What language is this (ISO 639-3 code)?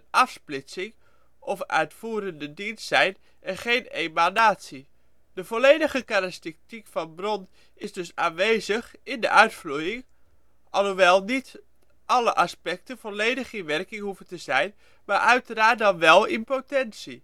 nld